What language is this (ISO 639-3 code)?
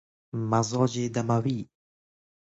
fas